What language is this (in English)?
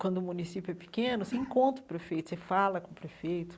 Portuguese